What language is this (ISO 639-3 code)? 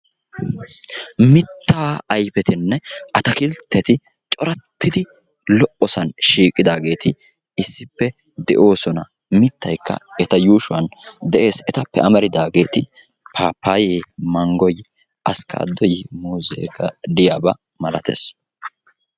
wal